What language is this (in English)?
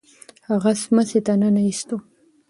Pashto